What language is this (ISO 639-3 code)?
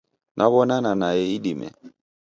dav